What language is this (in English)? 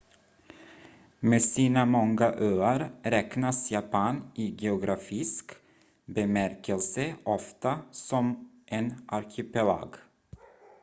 Swedish